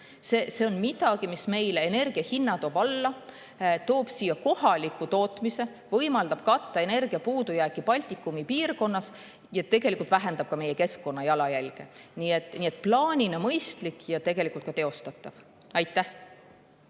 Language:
Estonian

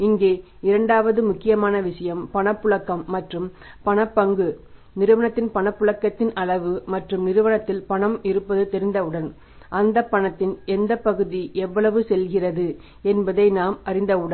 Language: Tamil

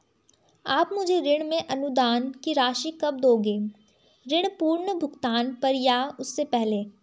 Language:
Hindi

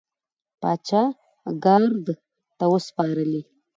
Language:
Pashto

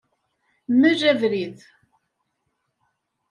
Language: Kabyle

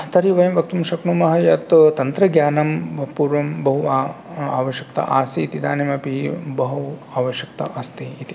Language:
Sanskrit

